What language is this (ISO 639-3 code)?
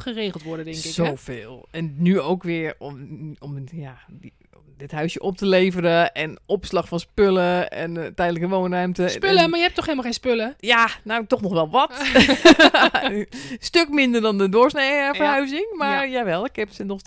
nld